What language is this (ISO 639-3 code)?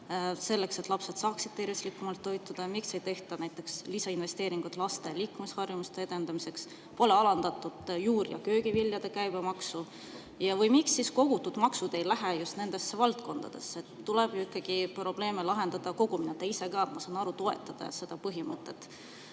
est